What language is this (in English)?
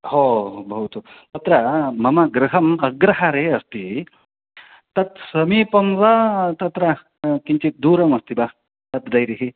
Sanskrit